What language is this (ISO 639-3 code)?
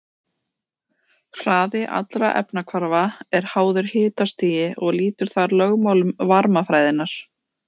isl